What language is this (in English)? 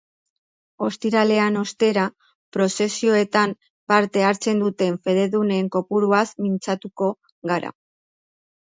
Basque